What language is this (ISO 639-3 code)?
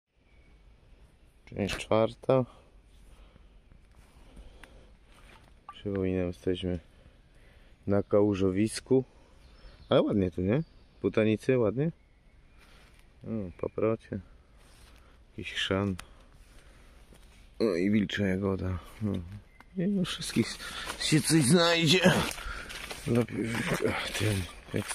pol